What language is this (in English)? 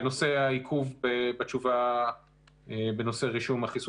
Hebrew